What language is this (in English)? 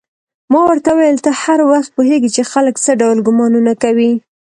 Pashto